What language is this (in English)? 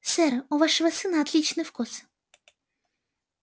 Russian